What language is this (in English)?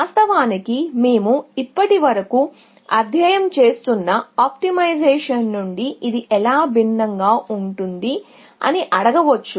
Telugu